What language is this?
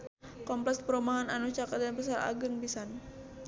Sundanese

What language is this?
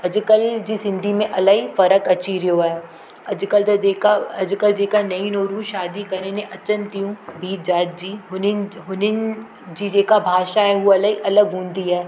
Sindhi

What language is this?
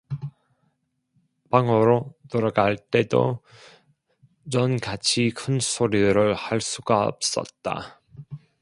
Korean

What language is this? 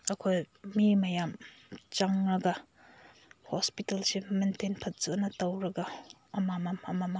Manipuri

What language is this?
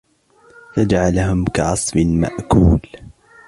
Arabic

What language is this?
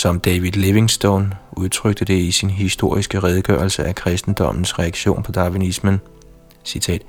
Danish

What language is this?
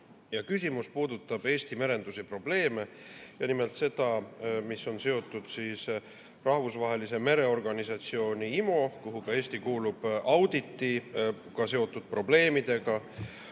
Estonian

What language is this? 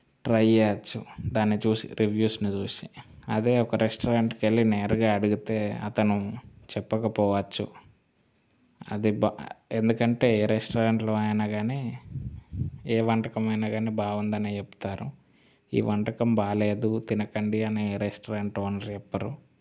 Telugu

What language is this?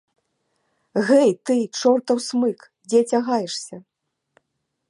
Belarusian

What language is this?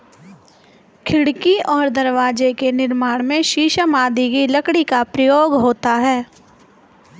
Hindi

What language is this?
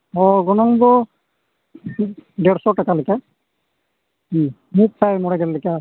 Santali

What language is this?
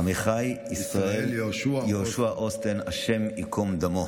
Hebrew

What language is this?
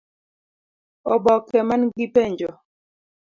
Luo (Kenya and Tanzania)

